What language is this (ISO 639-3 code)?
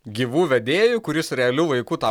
lit